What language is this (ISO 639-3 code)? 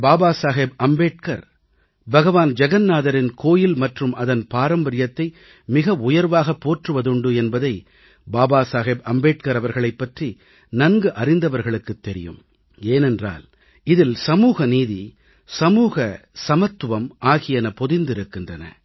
tam